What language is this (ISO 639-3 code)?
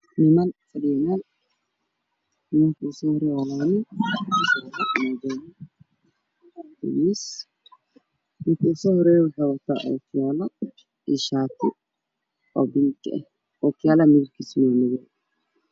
som